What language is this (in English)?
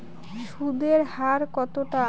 Bangla